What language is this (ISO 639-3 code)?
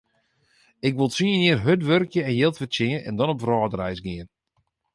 fry